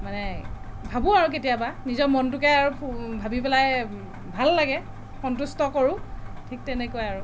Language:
Assamese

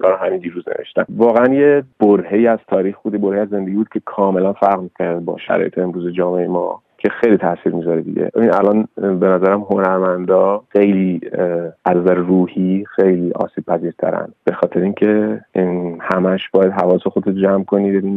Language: Persian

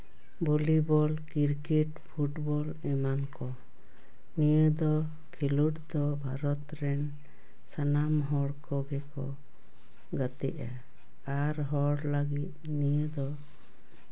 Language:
Santali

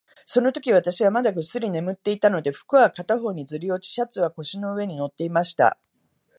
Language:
Japanese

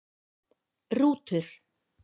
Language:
Icelandic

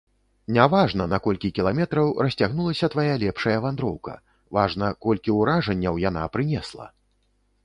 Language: Belarusian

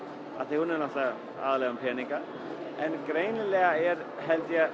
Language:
Icelandic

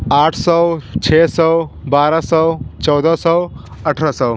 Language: Hindi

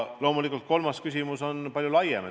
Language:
Estonian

